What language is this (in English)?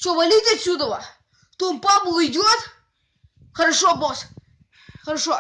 Russian